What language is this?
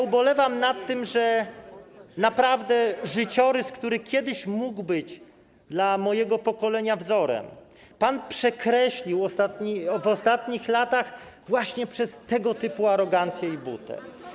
Polish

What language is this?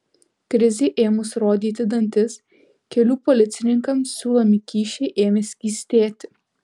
Lithuanian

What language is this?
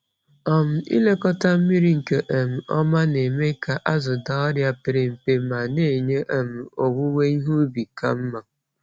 Igbo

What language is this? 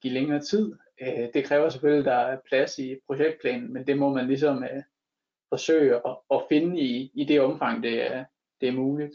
Danish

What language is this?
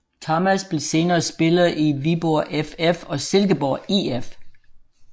Danish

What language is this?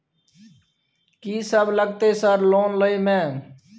Maithili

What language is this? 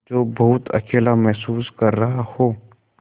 Hindi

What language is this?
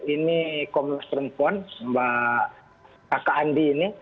Indonesian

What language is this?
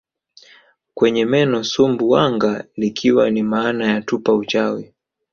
Swahili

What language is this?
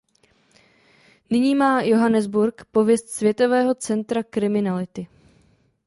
Czech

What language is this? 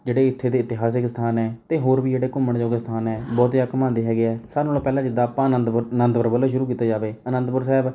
Punjabi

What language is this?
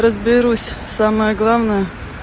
Russian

